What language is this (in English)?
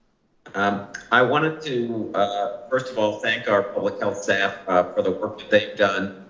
English